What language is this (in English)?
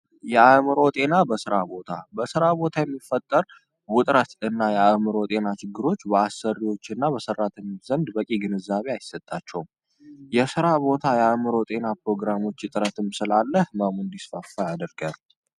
Amharic